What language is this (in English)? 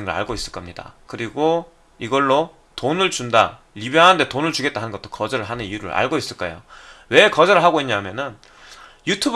Korean